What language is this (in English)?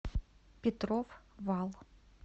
Russian